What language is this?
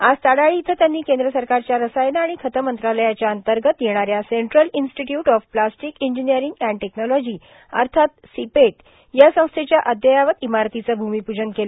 Marathi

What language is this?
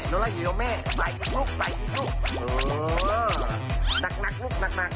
Thai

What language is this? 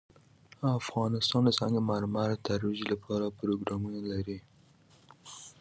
Pashto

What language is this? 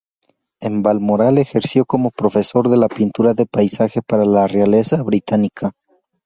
Spanish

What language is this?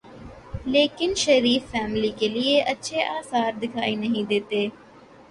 Urdu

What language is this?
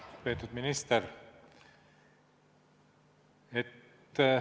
Estonian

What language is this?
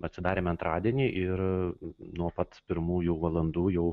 Lithuanian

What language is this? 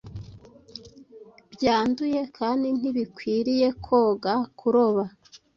Kinyarwanda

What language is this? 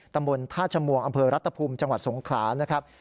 Thai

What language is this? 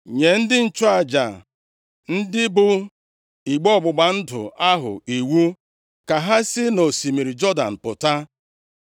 Igbo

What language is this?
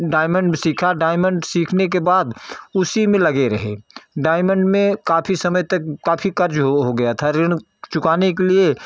Hindi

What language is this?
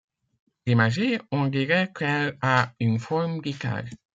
French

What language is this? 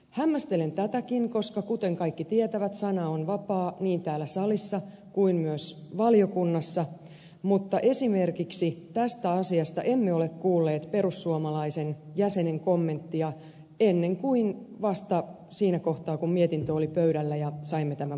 Finnish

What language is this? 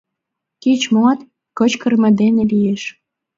Mari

